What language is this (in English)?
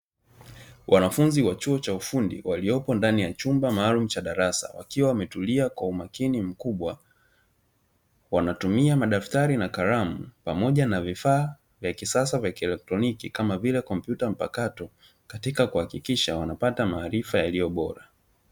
Swahili